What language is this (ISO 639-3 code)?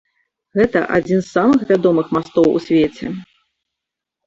bel